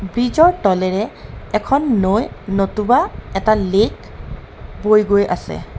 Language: Assamese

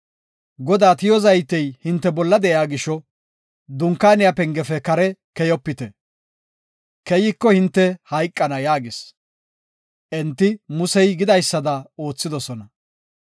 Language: Gofa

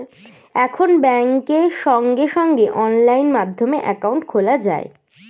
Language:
Bangla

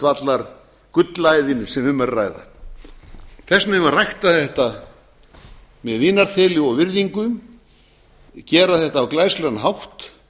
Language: Icelandic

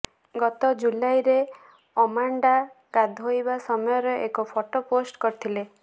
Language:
Odia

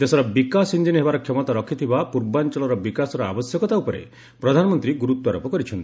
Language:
Odia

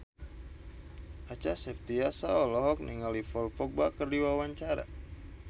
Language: Sundanese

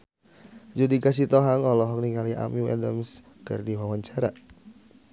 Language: Sundanese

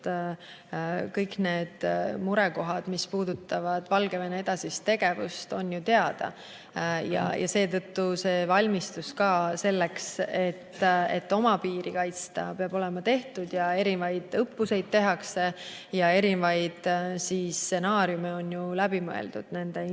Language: Estonian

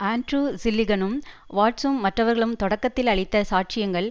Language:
Tamil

